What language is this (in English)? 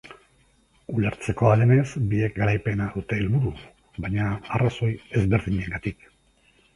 Basque